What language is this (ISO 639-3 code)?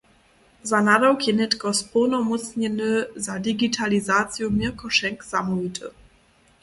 hsb